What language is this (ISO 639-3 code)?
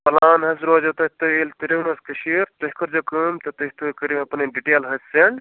kas